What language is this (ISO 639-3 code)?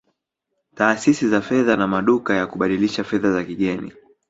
swa